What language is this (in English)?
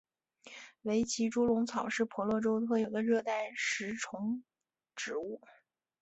Chinese